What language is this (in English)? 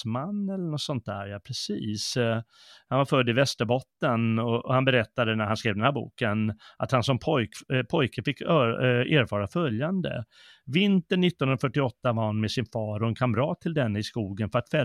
Swedish